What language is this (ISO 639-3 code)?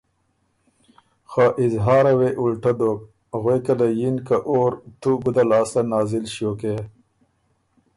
oru